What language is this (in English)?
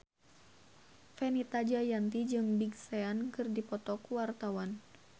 Sundanese